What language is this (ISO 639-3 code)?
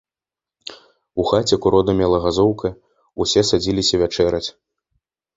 bel